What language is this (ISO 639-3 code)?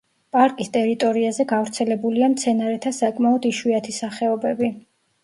kat